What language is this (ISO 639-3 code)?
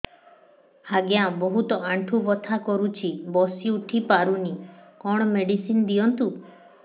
ori